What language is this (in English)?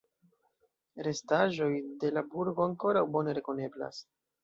Esperanto